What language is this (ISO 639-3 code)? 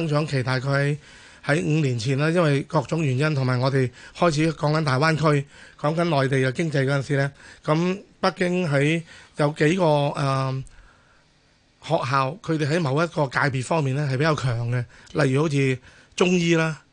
zho